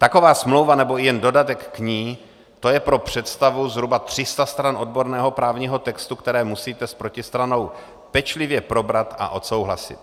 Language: Czech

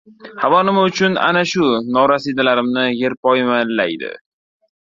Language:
Uzbek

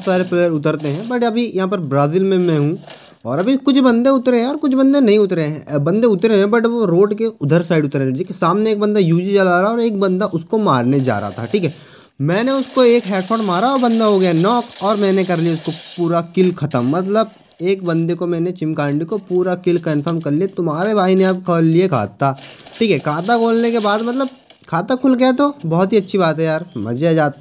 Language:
Hindi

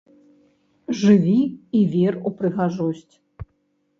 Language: Belarusian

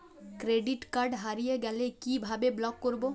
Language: Bangla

